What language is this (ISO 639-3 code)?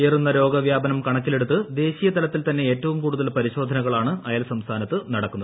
mal